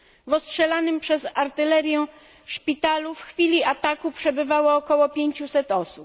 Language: Polish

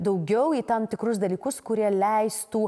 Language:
Lithuanian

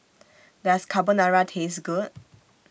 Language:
English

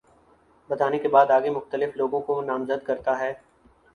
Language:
Urdu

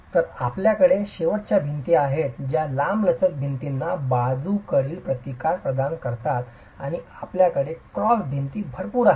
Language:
Marathi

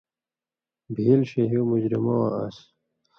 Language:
Indus Kohistani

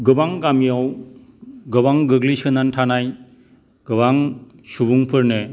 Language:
Bodo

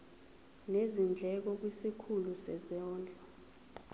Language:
Zulu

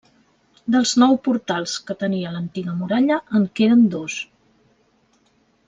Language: Catalan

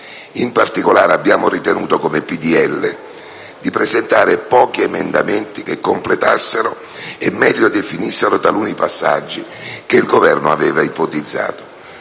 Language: Italian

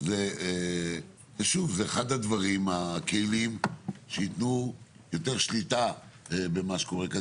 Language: Hebrew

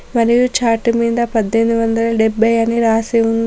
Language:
Telugu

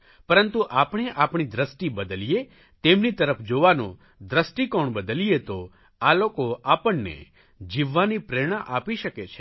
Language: Gujarati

